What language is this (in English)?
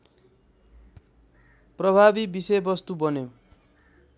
Nepali